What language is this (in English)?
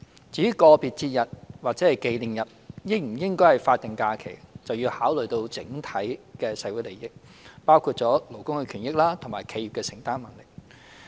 Cantonese